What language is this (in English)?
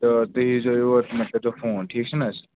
Kashmiri